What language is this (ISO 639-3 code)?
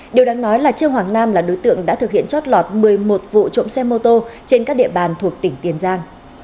vie